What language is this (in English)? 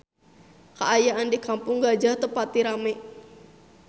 Sundanese